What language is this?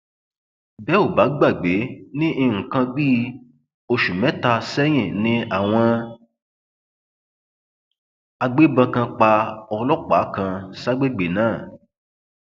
Yoruba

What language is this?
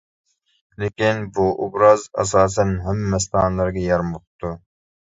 Uyghur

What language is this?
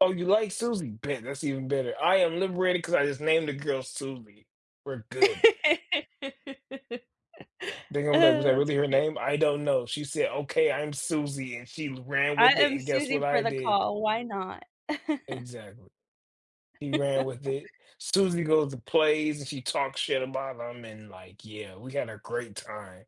English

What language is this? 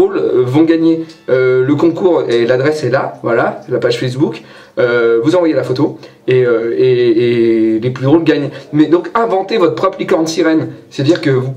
French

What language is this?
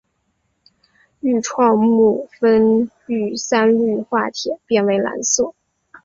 Chinese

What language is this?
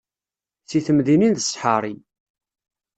Kabyle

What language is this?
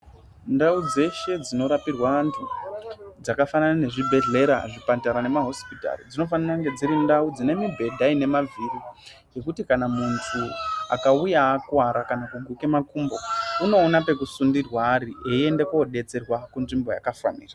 Ndau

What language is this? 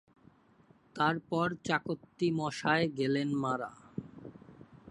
Bangla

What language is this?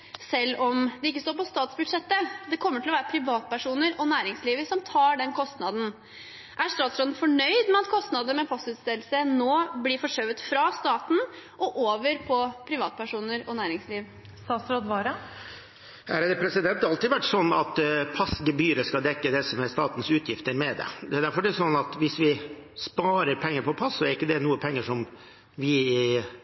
Norwegian Bokmål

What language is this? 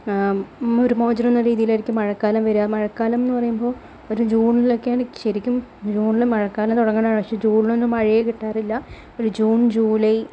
Malayalam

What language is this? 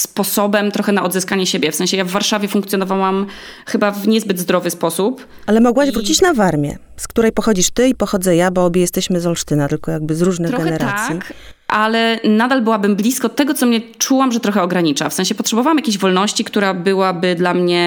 Polish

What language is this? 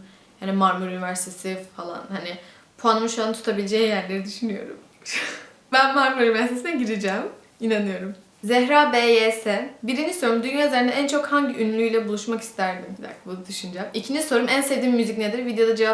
Turkish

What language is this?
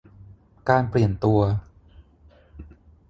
Thai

